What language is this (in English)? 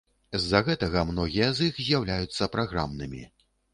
Belarusian